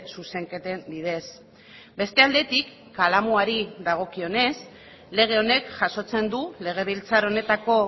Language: Basque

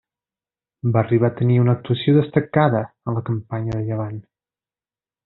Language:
Catalan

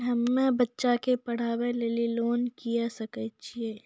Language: Maithili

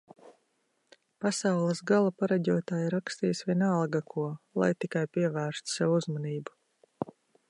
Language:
Latvian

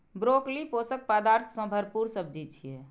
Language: Maithili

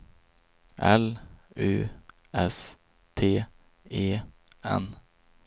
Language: Swedish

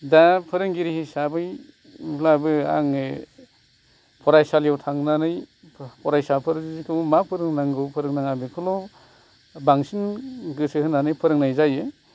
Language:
Bodo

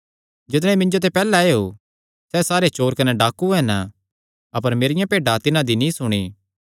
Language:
Kangri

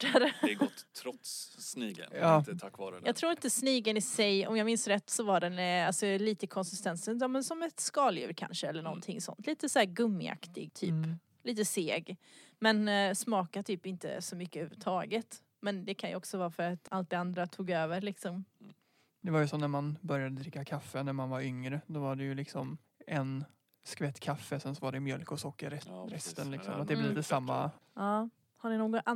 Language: Swedish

